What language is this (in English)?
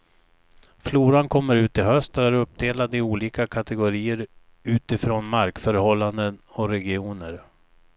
Swedish